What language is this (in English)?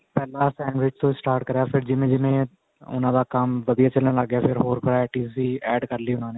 Punjabi